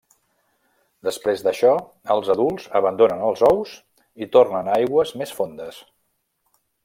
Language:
Catalan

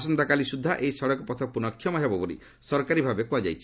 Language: Odia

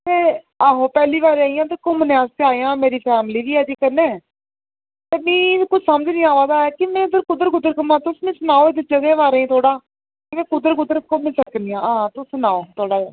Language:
Dogri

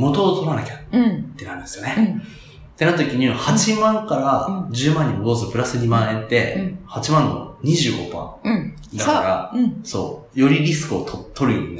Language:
Japanese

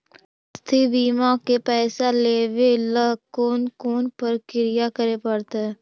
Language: Magahi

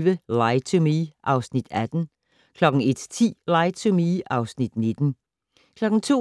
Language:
Danish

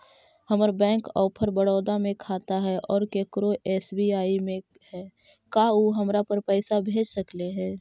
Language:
Magahi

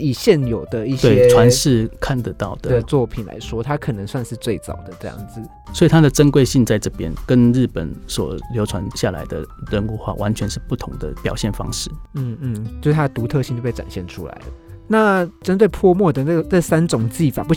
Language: Chinese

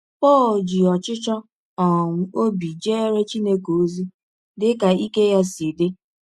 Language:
Igbo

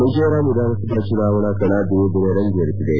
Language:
Kannada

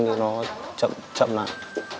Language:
Vietnamese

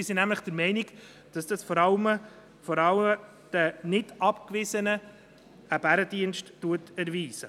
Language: Swiss German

